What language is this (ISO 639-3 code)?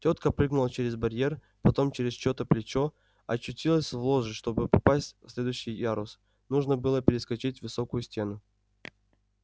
rus